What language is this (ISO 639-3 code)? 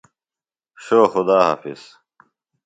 phl